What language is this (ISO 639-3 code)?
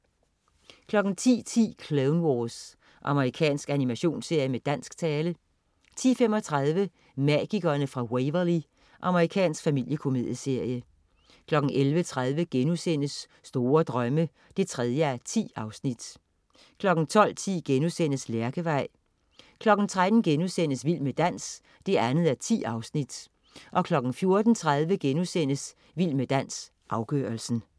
dan